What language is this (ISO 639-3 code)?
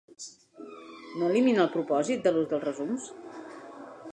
cat